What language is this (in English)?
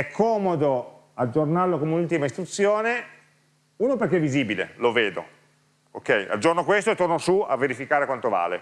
Italian